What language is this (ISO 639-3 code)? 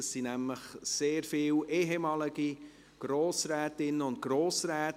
gsw